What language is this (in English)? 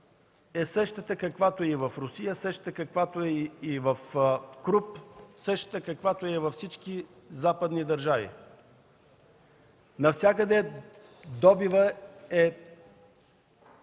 Bulgarian